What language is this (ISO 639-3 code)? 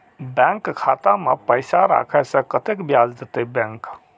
mai